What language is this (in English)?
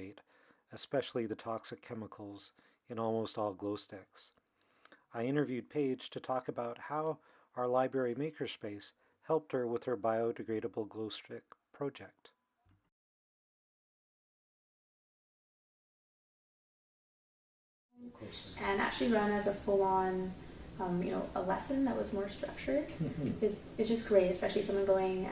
English